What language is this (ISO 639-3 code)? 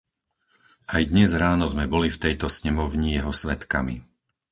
slk